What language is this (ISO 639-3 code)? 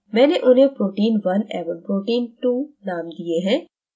hin